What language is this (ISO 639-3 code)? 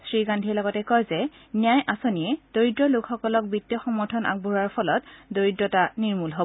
asm